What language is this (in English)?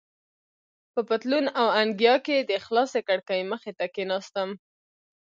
Pashto